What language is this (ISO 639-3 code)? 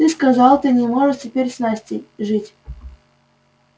rus